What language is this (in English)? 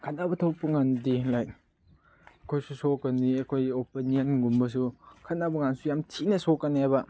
Manipuri